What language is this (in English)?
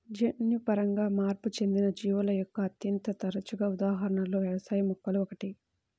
Telugu